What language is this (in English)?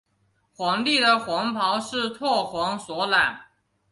Chinese